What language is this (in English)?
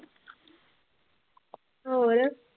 Punjabi